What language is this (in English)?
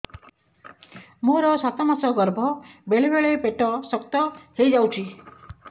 Odia